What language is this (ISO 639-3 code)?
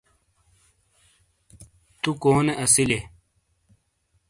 scl